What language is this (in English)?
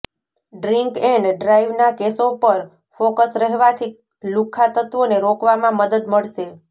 Gujarati